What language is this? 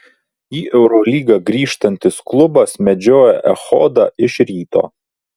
Lithuanian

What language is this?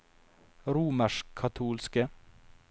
Norwegian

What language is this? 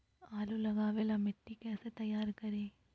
Magahi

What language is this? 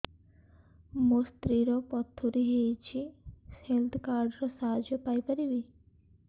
Odia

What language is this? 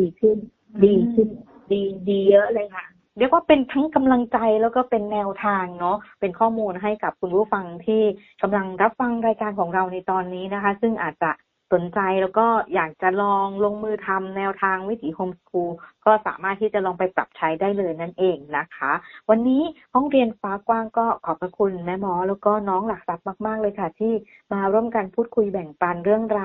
Thai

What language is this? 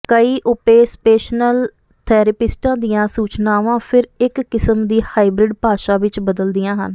Punjabi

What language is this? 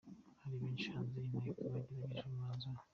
Kinyarwanda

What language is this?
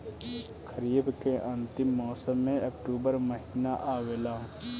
Bhojpuri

